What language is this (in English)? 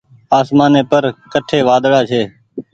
Goaria